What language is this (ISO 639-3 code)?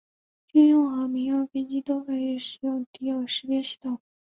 zho